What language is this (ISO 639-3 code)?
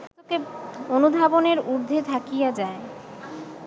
ben